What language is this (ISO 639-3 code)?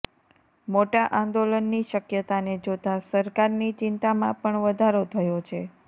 guj